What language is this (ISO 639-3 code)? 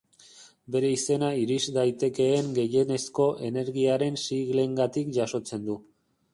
eus